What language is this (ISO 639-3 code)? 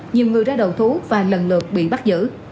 vie